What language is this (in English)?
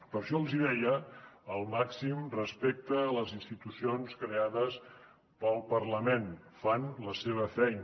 Catalan